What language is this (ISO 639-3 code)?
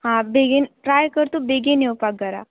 kok